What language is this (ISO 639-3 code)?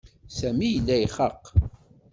kab